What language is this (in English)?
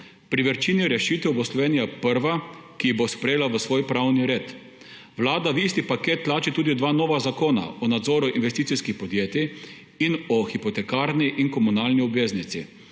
Slovenian